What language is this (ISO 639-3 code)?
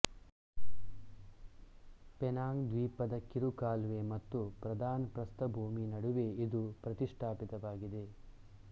kan